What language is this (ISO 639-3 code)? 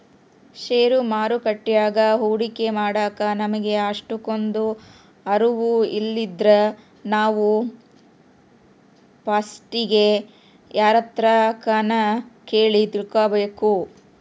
kan